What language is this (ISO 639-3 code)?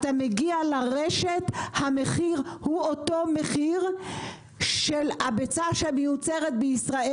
heb